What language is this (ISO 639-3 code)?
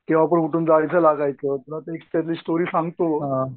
mar